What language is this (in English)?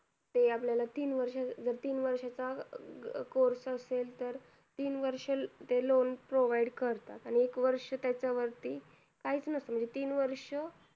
Marathi